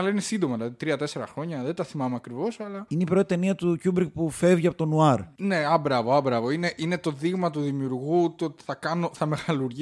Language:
Greek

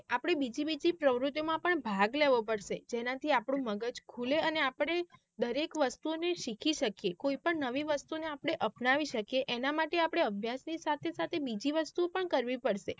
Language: Gujarati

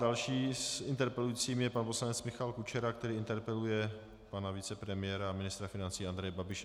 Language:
Czech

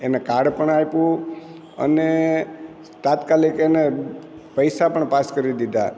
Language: Gujarati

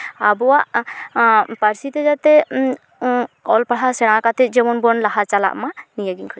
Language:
Santali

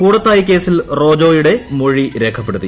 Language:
Malayalam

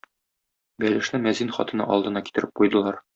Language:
Tatar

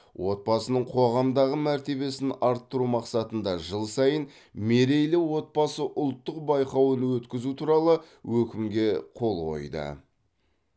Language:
Kazakh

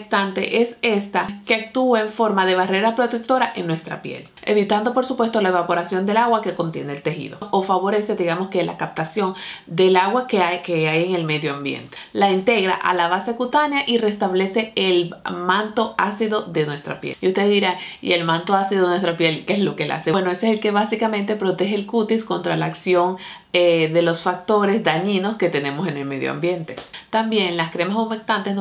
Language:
Spanish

